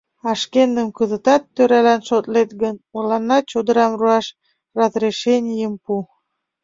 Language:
Mari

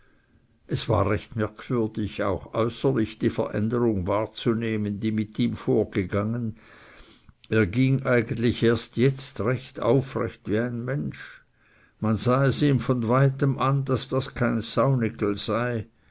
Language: German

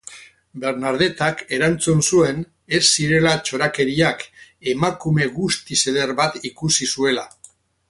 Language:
Basque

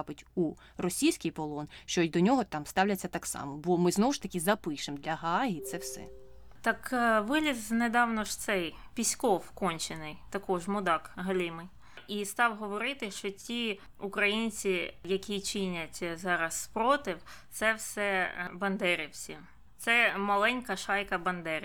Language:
Ukrainian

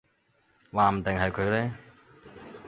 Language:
Cantonese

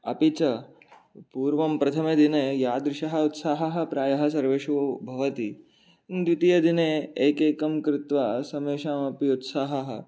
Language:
Sanskrit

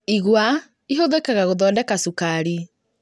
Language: Kikuyu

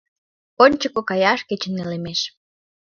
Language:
Mari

